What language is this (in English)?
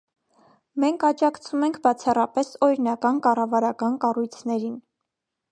Armenian